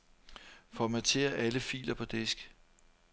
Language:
Danish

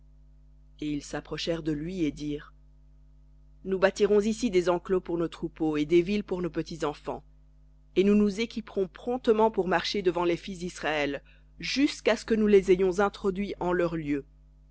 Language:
French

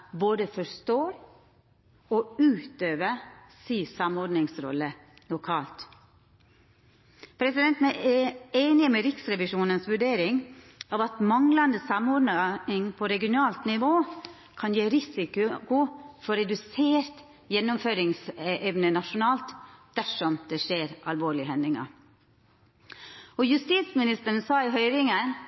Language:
Norwegian Nynorsk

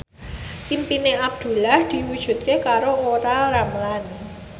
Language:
Javanese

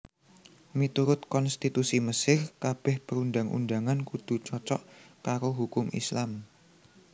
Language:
Javanese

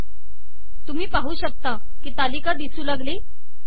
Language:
Marathi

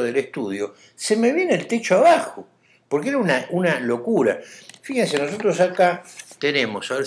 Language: Spanish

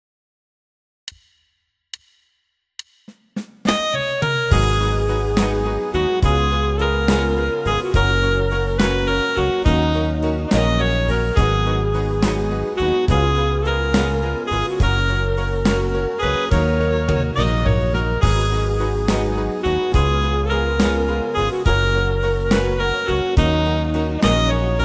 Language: Polish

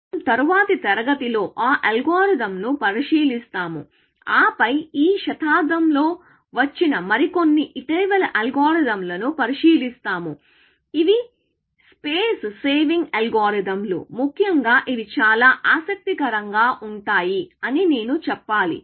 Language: Telugu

